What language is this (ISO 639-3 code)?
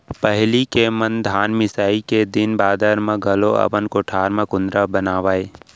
hne